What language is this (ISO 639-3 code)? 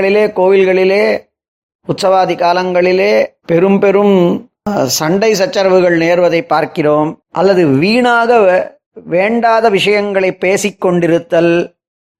tam